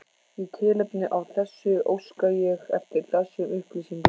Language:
Icelandic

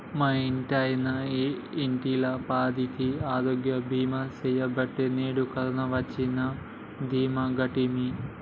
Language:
Telugu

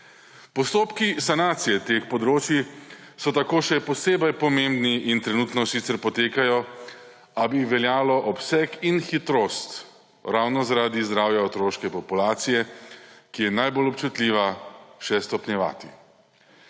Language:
Slovenian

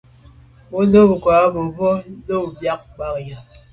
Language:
Medumba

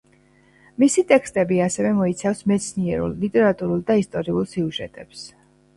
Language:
Georgian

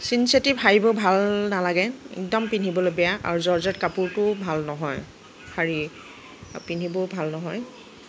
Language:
Assamese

